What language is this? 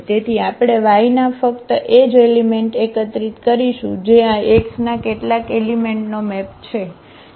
Gujarati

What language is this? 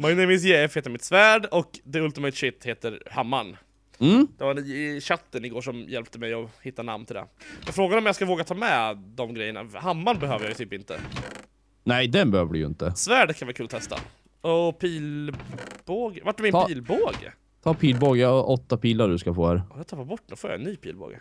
Swedish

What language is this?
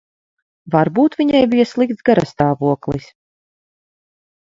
Latvian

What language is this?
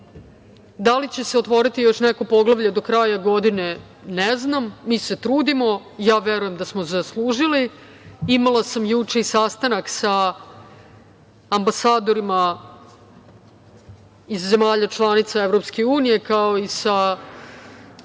Serbian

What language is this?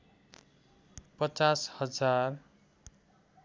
Nepali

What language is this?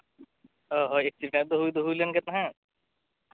Santali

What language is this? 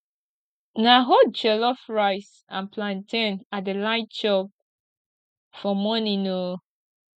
Nigerian Pidgin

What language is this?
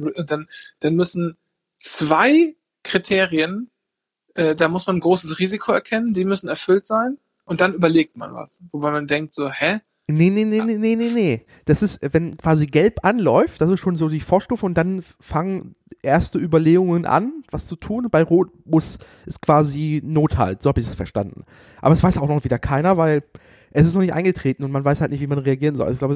German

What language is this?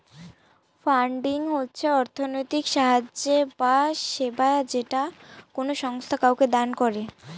Bangla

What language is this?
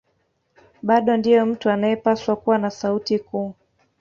Swahili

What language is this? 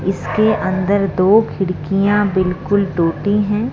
Hindi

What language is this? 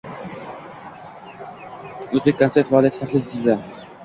Uzbek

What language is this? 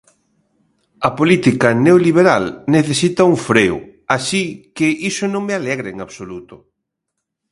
Galician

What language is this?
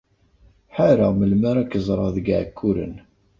Kabyle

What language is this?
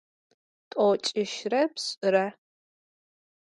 Adyghe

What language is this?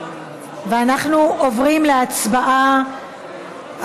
Hebrew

